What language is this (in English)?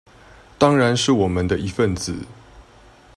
Chinese